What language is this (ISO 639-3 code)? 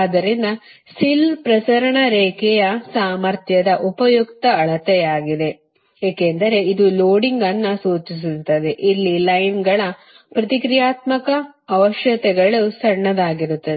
kan